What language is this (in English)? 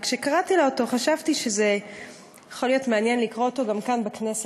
Hebrew